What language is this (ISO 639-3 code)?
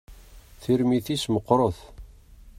kab